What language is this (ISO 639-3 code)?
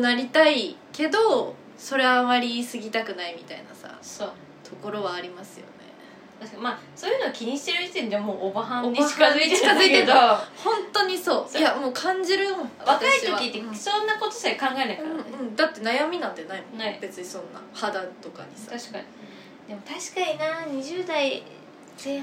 jpn